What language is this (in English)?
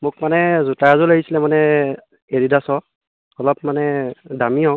Assamese